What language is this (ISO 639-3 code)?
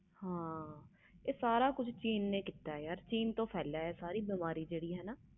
pan